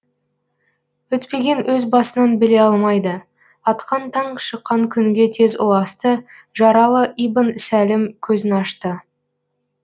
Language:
Kazakh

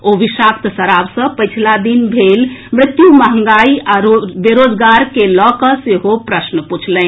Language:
Maithili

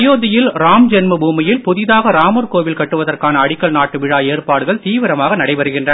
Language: Tamil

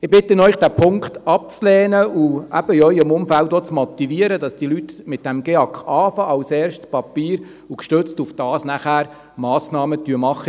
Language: Swiss German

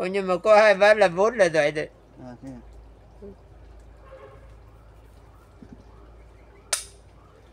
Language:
Vietnamese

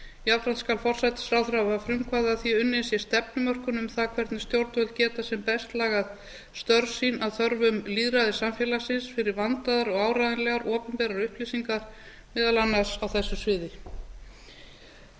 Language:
Icelandic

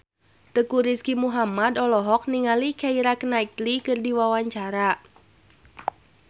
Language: Sundanese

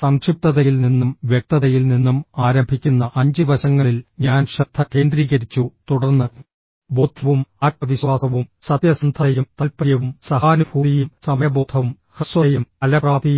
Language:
Malayalam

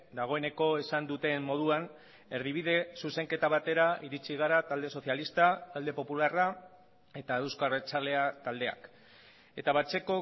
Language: Basque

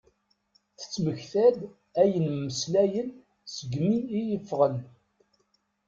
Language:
Kabyle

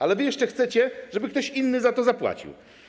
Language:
Polish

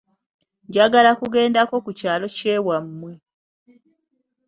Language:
Ganda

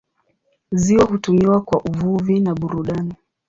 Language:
Swahili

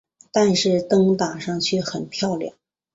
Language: Chinese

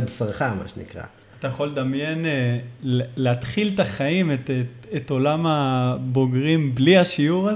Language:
Hebrew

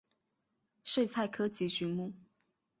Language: Chinese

